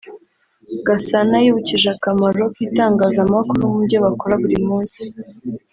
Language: Kinyarwanda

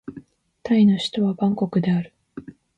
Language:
Japanese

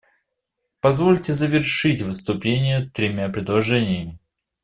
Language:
Russian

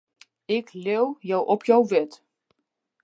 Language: Western Frisian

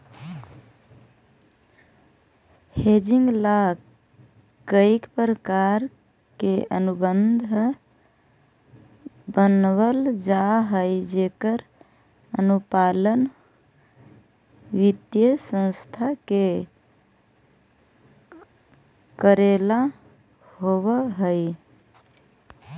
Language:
Magahi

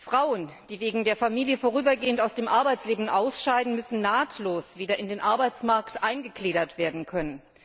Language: German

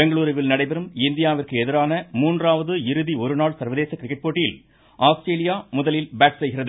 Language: Tamil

